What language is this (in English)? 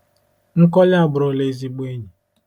Igbo